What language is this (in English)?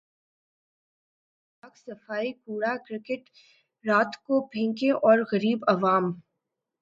Urdu